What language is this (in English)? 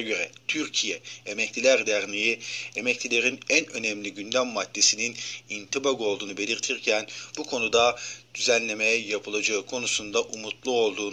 Turkish